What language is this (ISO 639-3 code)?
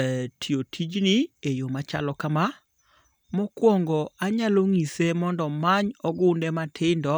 luo